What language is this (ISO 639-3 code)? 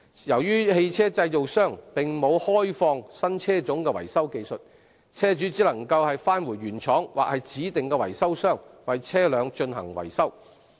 yue